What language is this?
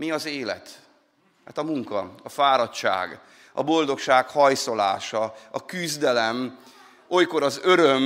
Hungarian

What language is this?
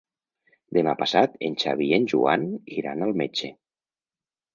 Catalan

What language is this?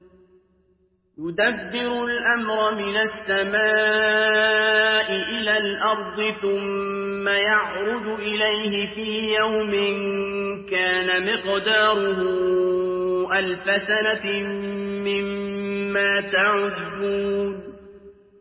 Arabic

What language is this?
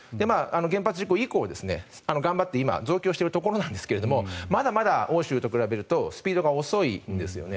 Japanese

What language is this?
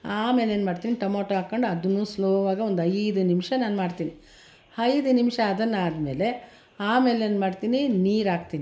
Kannada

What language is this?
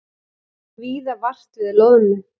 Icelandic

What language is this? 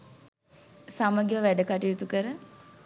Sinhala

